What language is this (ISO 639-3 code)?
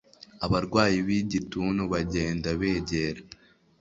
kin